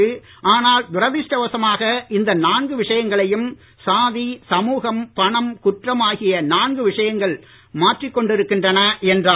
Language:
Tamil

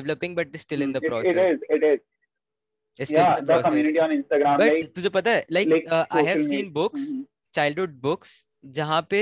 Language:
Hindi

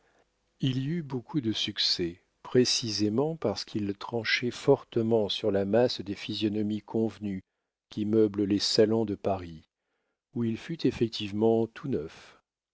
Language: French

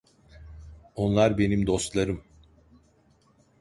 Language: Turkish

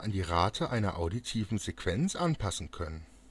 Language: German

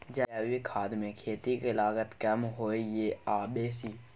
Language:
Maithili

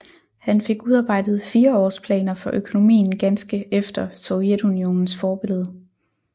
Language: Danish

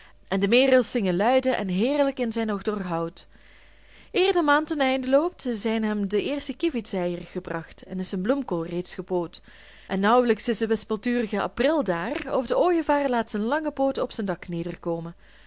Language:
Dutch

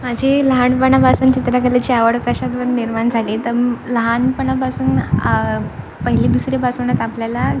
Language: Marathi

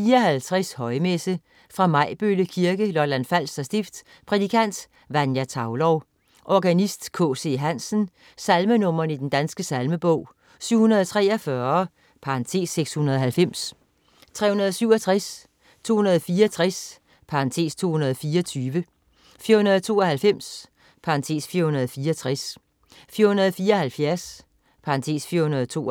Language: Danish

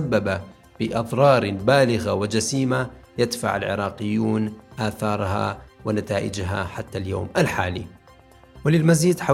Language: Arabic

